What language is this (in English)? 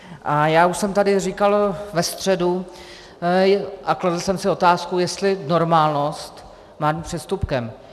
Czech